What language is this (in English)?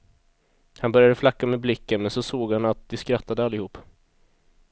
Swedish